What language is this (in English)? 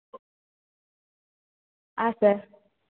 Kannada